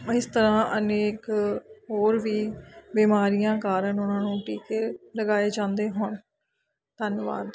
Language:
Punjabi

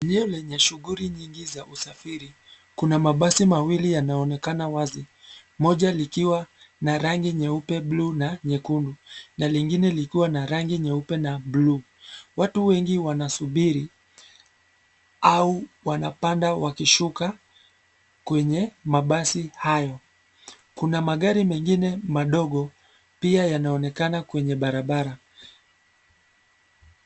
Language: Swahili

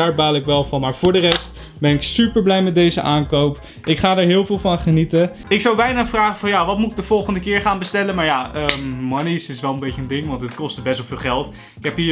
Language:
Dutch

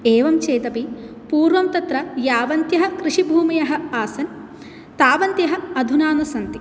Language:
Sanskrit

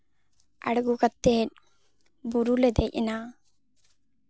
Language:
Santali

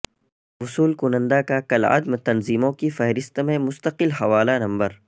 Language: Urdu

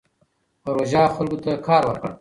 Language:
Pashto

